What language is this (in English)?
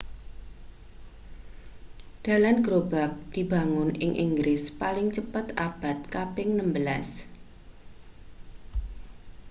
Javanese